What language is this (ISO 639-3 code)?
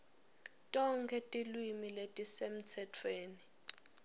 ssw